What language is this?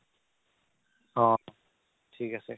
Assamese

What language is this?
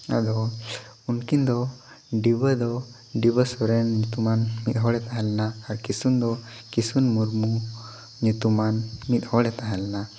Santali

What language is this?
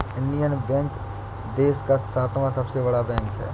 Hindi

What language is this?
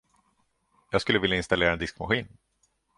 Swedish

